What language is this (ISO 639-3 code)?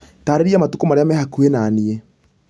kik